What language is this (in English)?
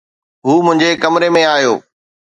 Sindhi